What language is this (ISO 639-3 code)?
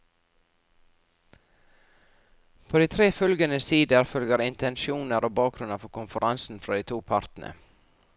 nor